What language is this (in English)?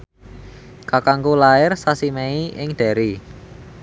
Javanese